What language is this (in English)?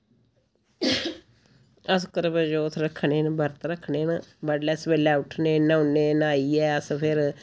Dogri